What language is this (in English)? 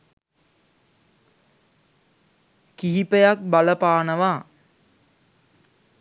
Sinhala